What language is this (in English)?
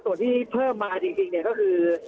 Thai